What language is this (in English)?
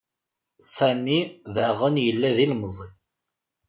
Kabyle